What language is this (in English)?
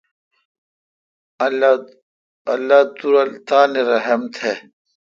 Kalkoti